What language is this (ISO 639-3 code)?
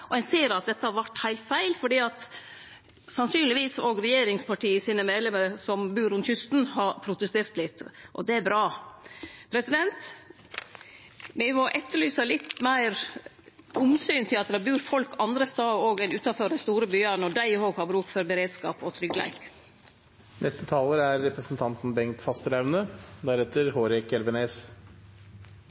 nor